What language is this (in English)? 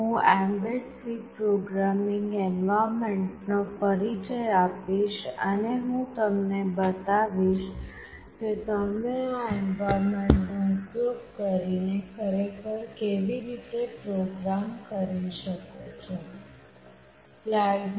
Gujarati